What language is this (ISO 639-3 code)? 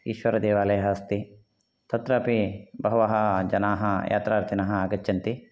san